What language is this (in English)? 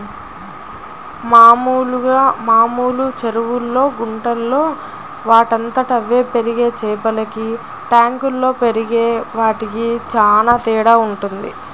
Telugu